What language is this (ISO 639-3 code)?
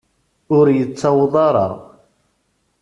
kab